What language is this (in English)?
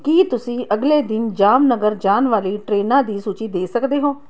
Punjabi